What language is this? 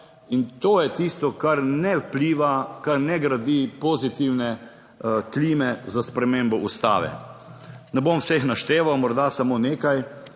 Slovenian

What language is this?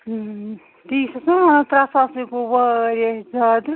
Kashmiri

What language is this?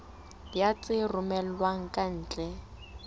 Southern Sotho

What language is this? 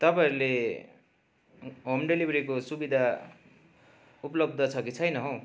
Nepali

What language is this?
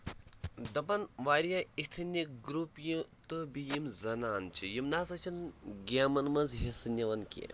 Kashmiri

